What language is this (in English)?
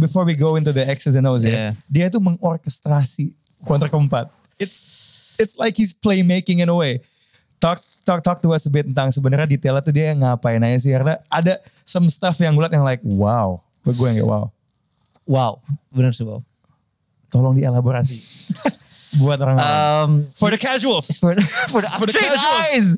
Indonesian